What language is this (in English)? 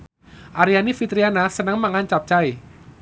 Javanese